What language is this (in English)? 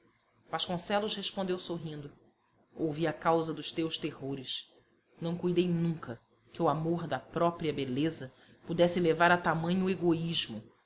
Portuguese